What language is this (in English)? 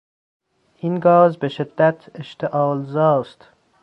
Persian